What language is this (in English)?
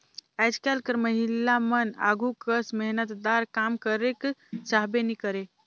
Chhattisgarhi